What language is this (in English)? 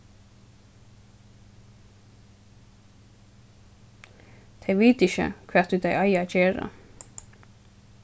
Faroese